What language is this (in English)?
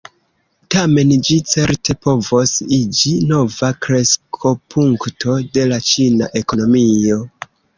Esperanto